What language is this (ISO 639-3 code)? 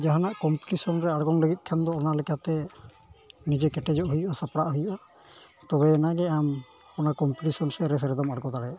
sat